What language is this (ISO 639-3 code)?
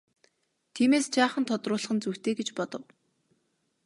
mon